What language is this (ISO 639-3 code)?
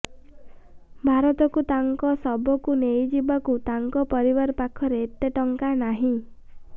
ori